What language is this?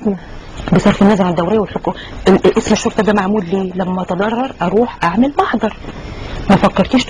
Arabic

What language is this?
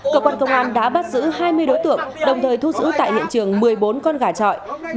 Vietnamese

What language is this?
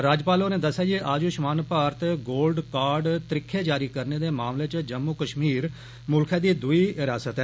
Dogri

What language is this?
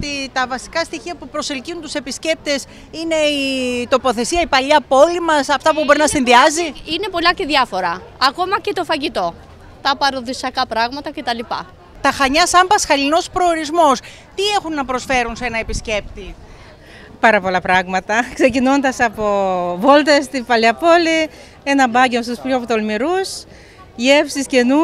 Greek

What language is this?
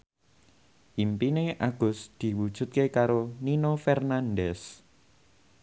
Javanese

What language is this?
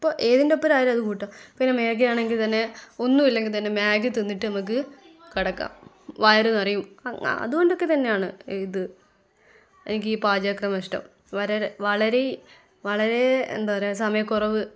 Malayalam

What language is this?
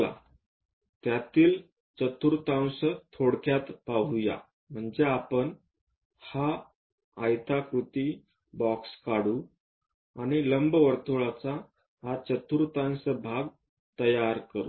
Marathi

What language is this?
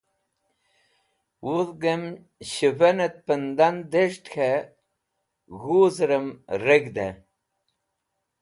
Wakhi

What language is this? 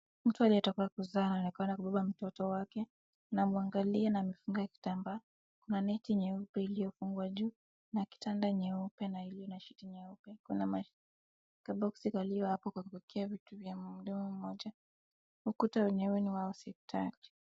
Swahili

